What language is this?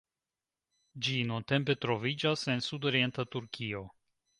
Esperanto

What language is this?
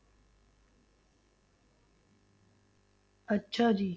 Punjabi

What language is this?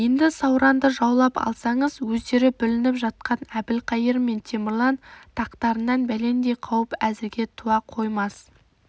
Kazakh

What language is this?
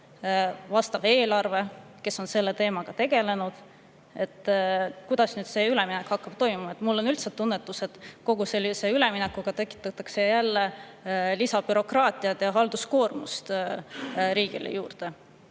Estonian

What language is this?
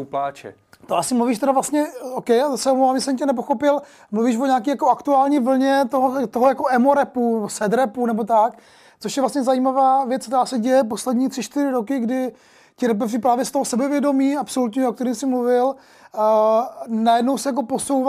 Czech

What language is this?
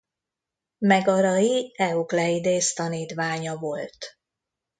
Hungarian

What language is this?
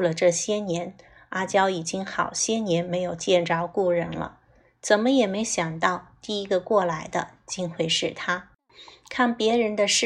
Chinese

